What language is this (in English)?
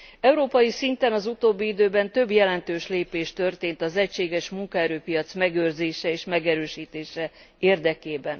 Hungarian